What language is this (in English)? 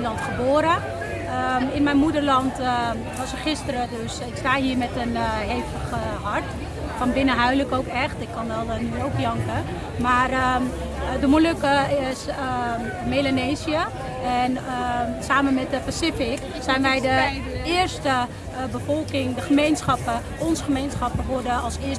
Dutch